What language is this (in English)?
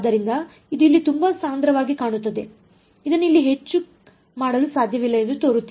Kannada